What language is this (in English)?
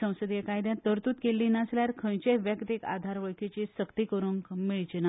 Konkani